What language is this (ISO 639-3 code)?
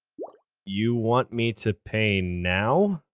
eng